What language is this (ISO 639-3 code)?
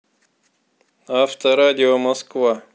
rus